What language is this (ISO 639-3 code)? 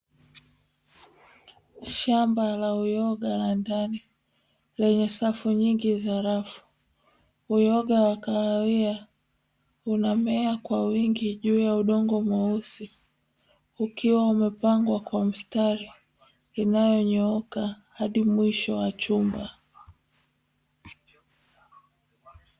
swa